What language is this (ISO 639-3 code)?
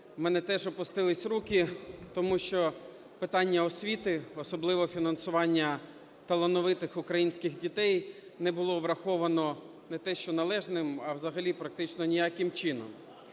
ukr